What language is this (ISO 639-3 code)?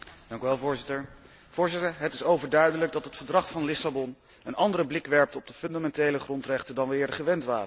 nld